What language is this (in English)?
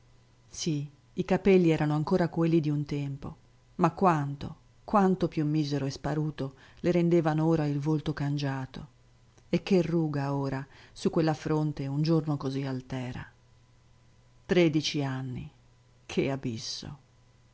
Italian